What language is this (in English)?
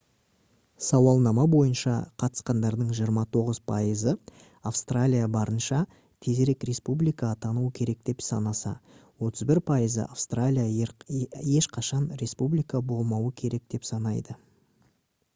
Kazakh